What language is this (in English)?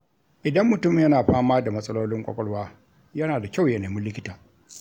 Hausa